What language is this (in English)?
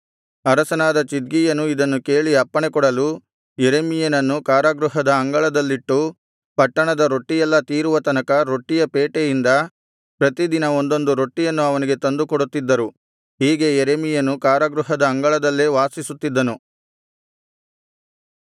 Kannada